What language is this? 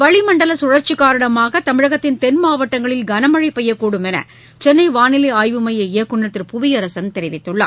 Tamil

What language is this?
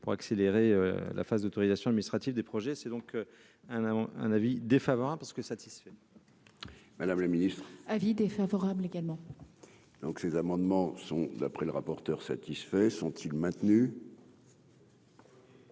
French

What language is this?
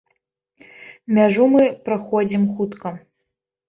Belarusian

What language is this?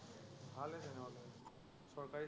Assamese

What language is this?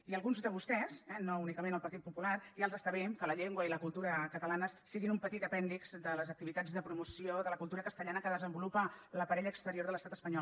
Catalan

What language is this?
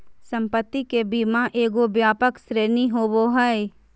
Magahi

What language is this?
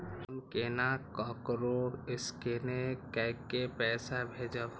Maithili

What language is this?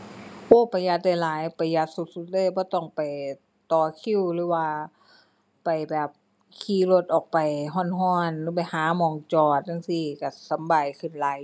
Thai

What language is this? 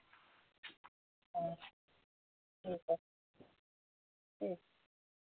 Dogri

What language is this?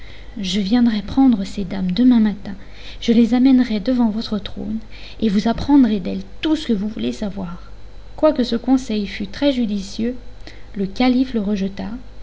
French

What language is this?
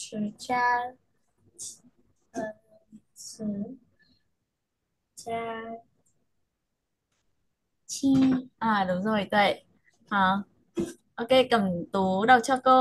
Vietnamese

